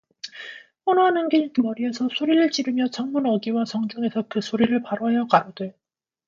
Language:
Korean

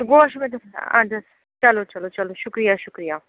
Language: Kashmiri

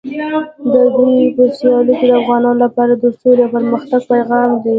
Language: Pashto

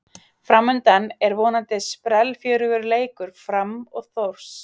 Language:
Icelandic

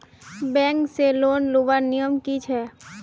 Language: Magahi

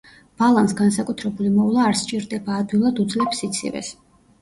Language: Georgian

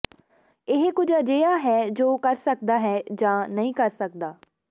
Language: Punjabi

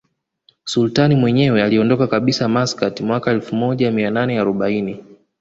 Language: Swahili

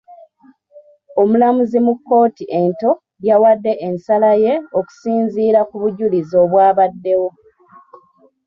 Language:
Ganda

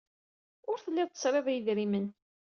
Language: Kabyle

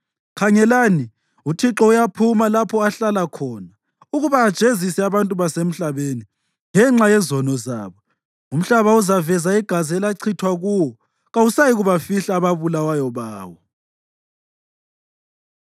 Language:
North Ndebele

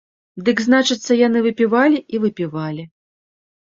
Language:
Belarusian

